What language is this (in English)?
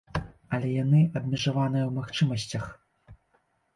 Belarusian